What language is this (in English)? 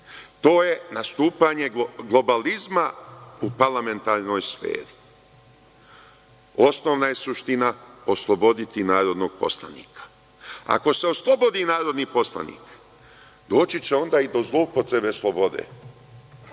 Serbian